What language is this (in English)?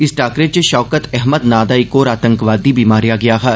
Dogri